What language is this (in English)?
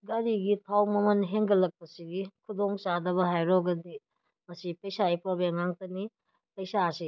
Manipuri